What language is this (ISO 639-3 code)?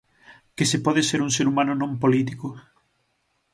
glg